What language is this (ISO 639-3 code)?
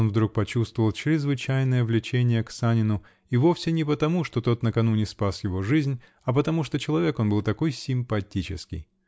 rus